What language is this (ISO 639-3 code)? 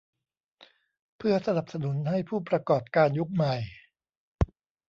tha